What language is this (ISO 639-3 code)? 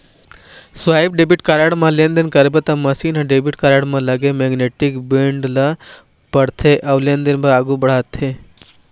hne